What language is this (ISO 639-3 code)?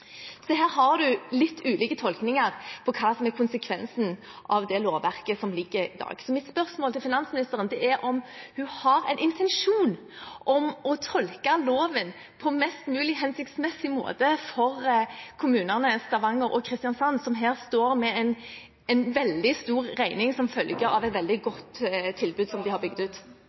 nob